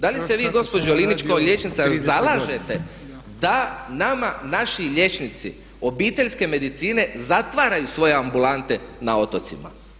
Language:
Croatian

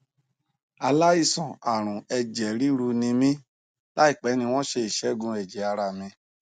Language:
Yoruba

